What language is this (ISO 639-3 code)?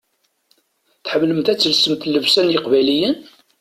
kab